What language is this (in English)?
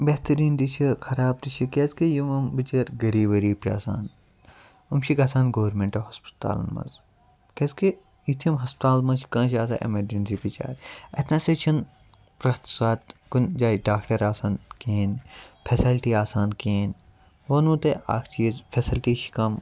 Kashmiri